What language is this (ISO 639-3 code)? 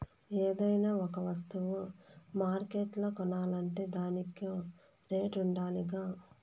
tel